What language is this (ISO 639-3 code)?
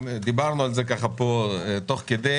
heb